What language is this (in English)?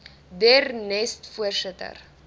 Afrikaans